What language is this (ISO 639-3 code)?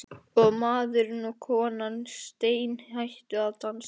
isl